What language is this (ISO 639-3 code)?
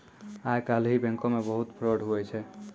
mai